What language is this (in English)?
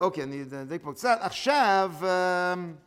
Hebrew